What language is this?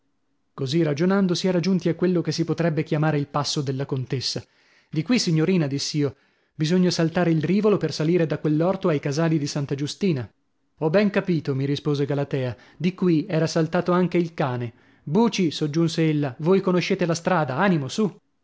Italian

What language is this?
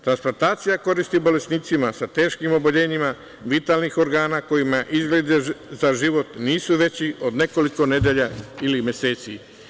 Serbian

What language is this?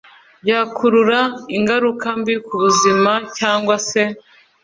Kinyarwanda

